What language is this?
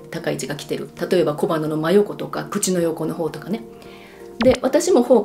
Japanese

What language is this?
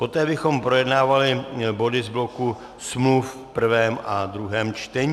Czech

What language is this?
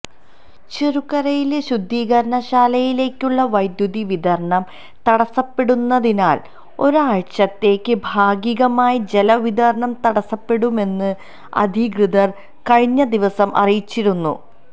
Malayalam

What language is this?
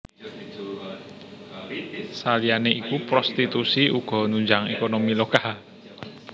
Javanese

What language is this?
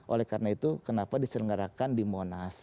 Indonesian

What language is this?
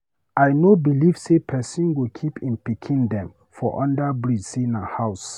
Nigerian Pidgin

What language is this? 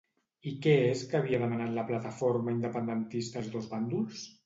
Catalan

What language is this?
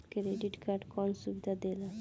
Bhojpuri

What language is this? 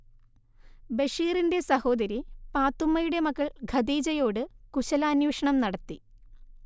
Malayalam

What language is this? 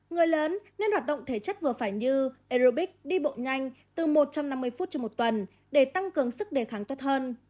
Vietnamese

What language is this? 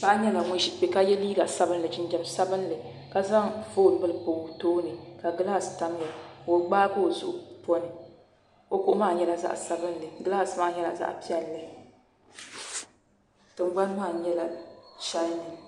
Dagbani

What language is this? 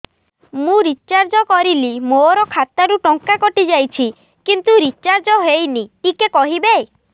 Odia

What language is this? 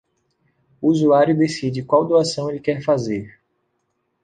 Portuguese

